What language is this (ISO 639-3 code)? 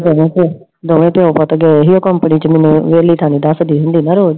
pan